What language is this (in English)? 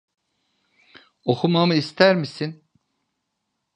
Turkish